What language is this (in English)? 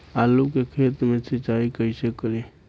Bhojpuri